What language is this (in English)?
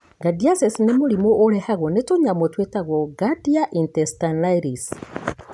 Kikuyu